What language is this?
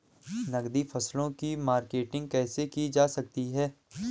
Hindi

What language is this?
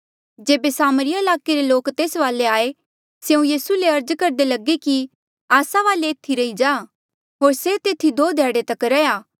Mandeali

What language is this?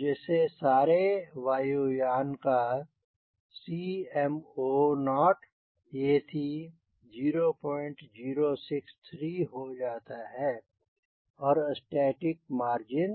Hindi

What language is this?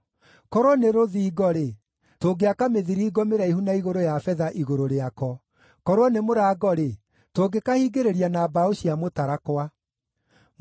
Kikuyu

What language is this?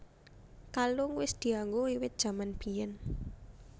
Javanese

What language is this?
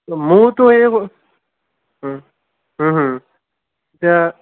Assamese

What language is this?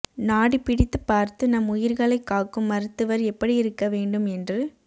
Tamil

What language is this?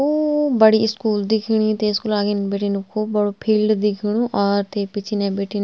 Garhwali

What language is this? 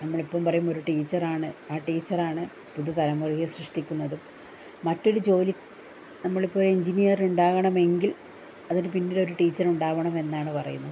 Malayalam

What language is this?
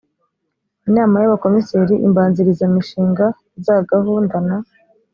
Kinyarwanda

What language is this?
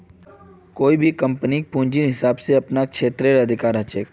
Magahi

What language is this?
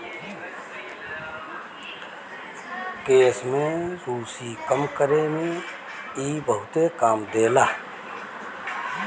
Bhojpuri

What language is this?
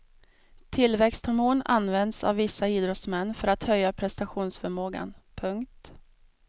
Swedish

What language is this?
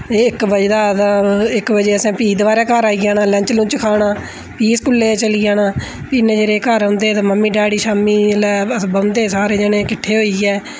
Dogri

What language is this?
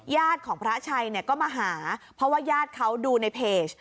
Thai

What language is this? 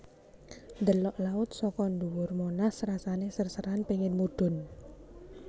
Javanese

